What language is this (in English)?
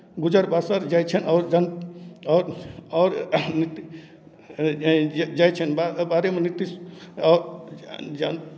Maithili